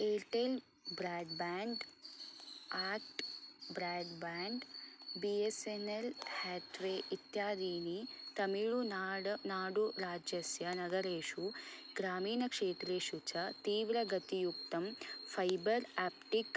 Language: Sanskrit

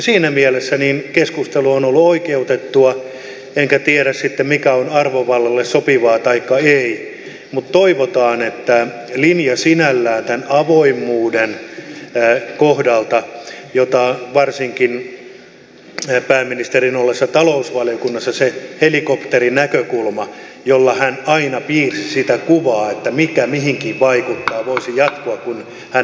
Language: Finnish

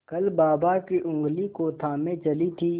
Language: Hindi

